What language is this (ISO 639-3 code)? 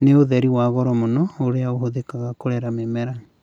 kik